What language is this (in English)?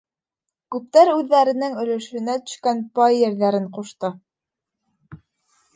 Bashkir